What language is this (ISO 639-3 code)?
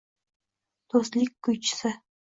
uzb